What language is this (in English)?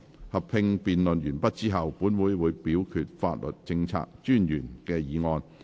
Cantonese